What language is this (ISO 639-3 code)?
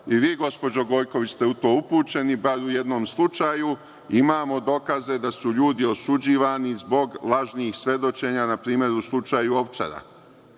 srp